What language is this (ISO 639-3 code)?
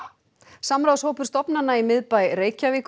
isl